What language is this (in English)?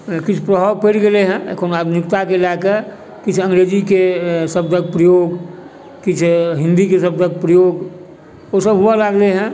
Maithili